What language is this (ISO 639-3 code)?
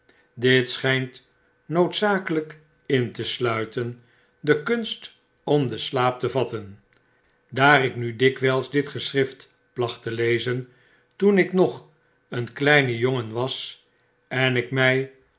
nld